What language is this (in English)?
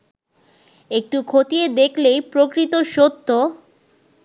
Bangla